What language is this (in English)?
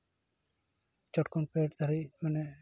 Santali